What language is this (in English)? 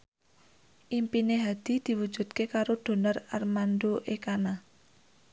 Javanese